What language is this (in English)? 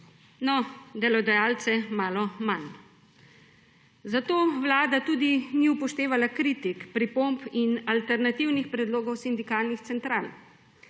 Slovenian